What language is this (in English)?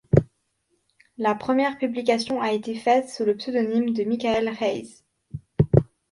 French